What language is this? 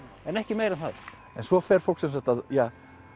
Icelandic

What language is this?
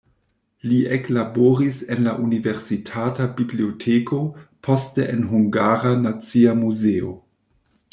Esperanto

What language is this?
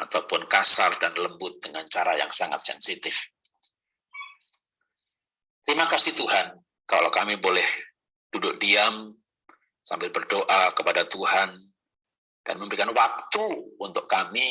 Indonesian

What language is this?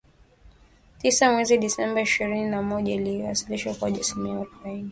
Swahili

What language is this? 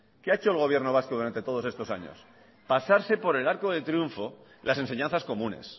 Spanish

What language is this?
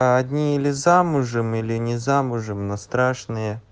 Russian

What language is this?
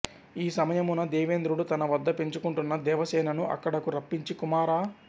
Telugu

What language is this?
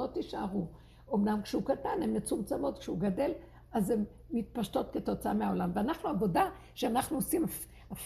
Hebrew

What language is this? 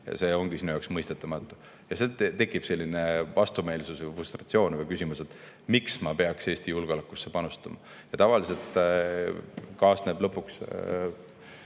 Estonian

